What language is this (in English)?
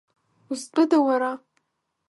Abkhazian